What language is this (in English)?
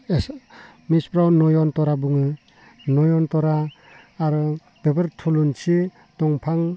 Bodo